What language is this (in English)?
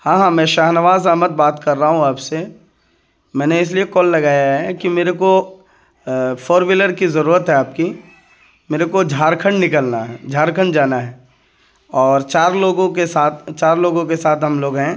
Urdu